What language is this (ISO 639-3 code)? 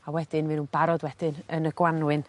cym